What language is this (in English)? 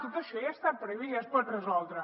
Catalan